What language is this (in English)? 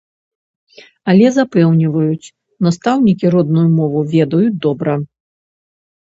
Belarusian